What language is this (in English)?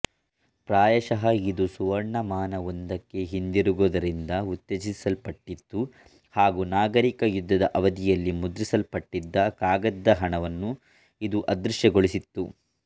Kannada